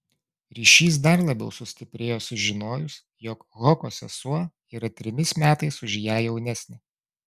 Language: Lithuanian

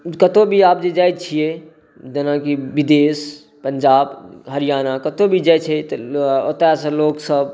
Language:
Maithili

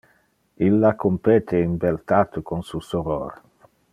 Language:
Interlingua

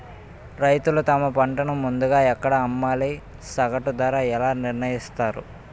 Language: Telugu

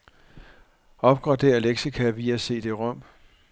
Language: Danish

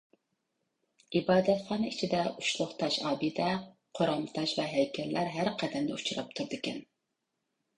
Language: Uyghur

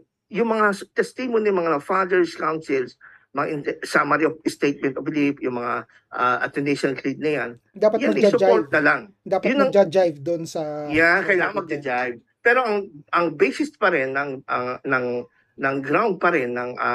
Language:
Filipino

